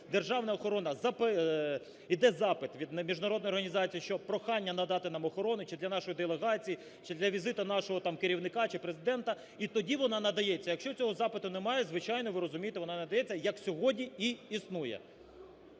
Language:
Ukrainian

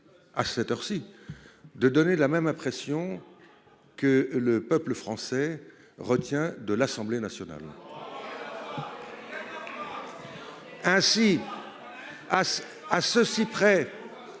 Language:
French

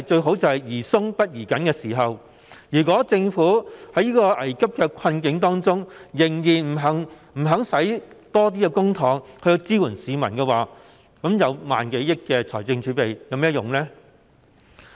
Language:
Cantonese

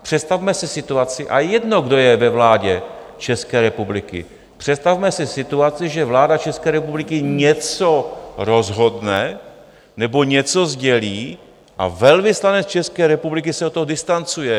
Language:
Czech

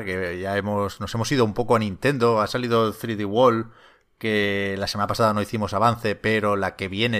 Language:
Spanish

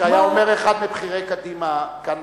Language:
Hebrew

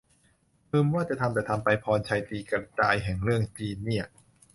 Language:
Thai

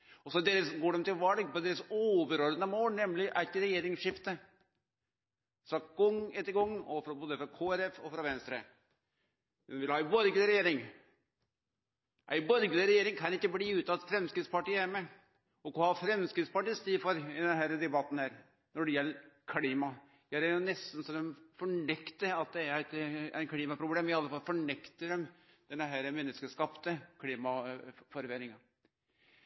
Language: Norwegian Nynorsk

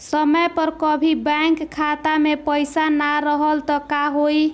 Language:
Bhojpuri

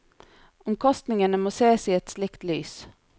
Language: Norwegian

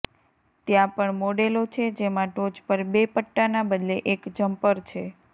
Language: Gujarati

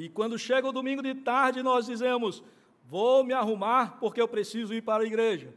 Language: Portuguese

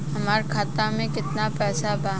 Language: Bhojpuri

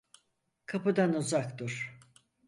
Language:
Turkish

